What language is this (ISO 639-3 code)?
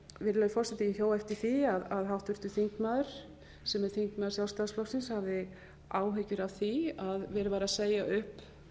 isl